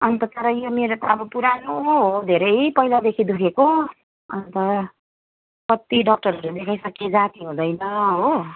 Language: Nepali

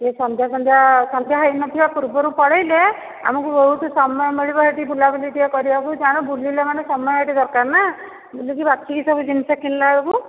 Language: Odia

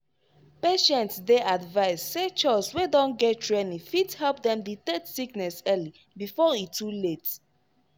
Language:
Nigerian Pidgin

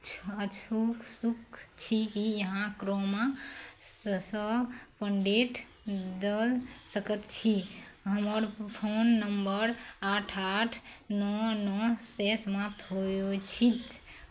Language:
Maithili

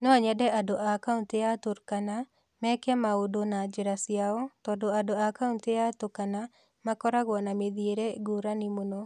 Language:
Kikuyu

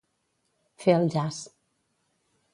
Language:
Catalan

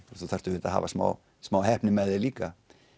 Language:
Icelandic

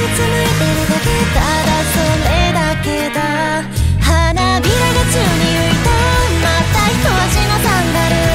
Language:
Japanese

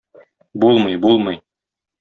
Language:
Tatar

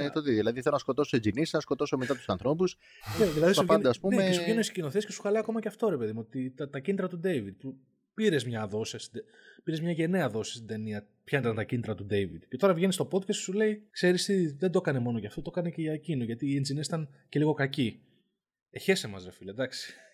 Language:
Greek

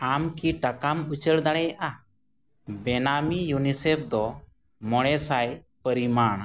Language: Santali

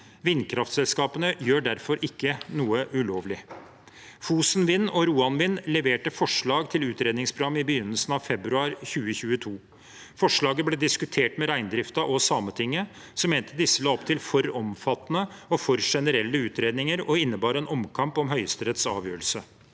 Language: Norwegian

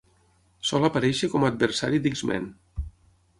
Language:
Catalan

